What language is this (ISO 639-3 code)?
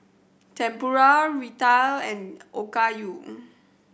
eng